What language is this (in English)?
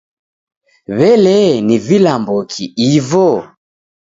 Taita